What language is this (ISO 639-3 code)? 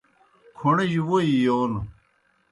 plk